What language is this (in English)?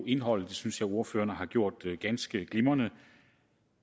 Danish